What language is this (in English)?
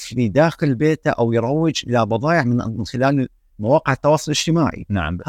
Arabic